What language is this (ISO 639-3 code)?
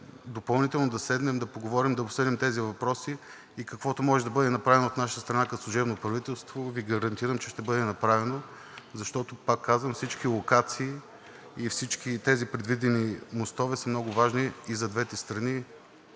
bul